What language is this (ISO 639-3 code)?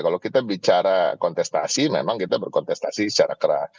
ind